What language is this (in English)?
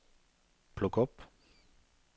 Norwegian